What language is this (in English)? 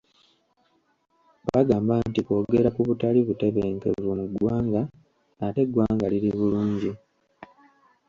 Ganda